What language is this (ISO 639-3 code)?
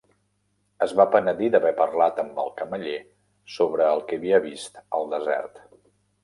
cat